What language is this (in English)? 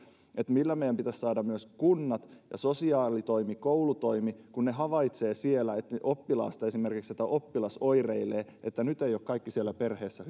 Finnish